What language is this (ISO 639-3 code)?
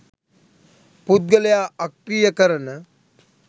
sin